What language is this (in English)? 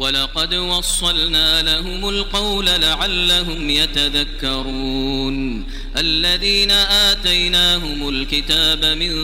Arabic